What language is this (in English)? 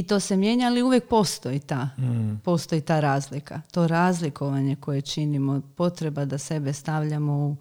Croatian